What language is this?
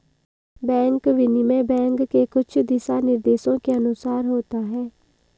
Hindi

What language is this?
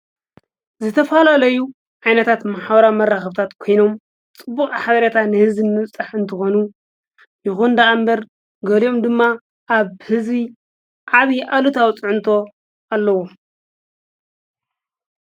Tigrinya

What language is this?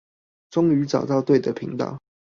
Chinese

